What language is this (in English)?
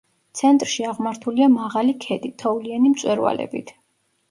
Georgian